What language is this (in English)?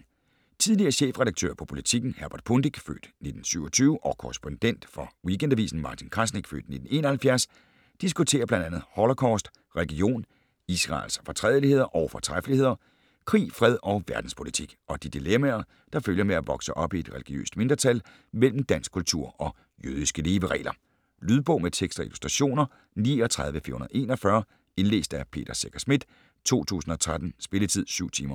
Danish